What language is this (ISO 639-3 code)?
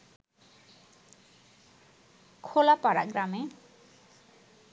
ben